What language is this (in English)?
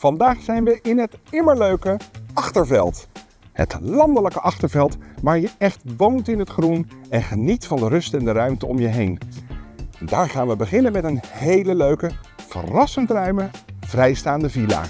Dutch